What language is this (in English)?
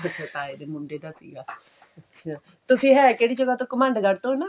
Punjabi